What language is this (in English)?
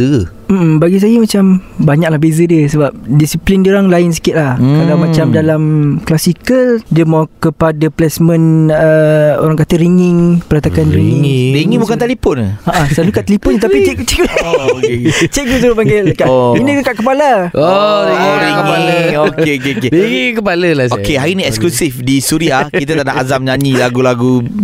Malay